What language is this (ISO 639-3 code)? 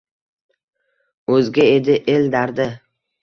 uzb